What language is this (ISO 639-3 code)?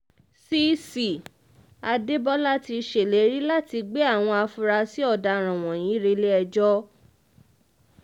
yor